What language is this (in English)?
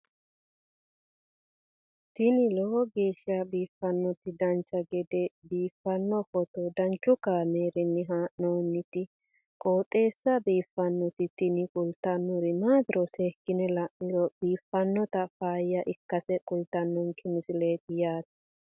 Sidamo